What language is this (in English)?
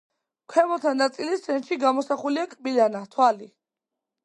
Georgian